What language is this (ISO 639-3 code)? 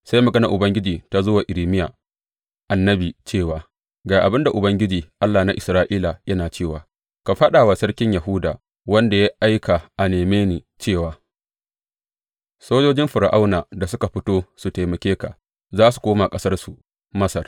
hau